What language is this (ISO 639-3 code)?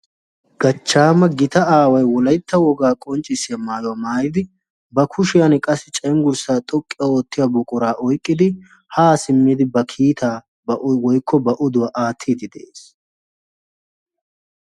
wal